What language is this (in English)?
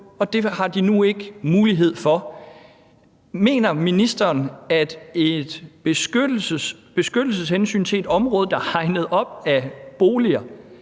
Danish